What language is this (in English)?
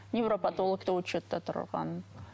Kazakh